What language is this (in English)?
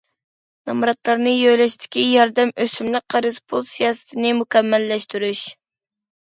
Uyghur